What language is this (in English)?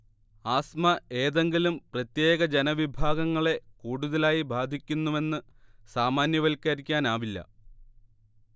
Malayalam